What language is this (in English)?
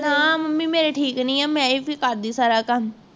Punjabi